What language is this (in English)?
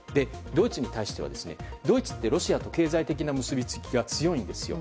Japanese